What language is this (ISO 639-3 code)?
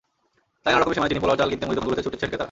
ben